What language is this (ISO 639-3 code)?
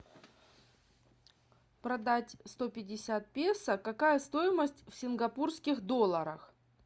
rus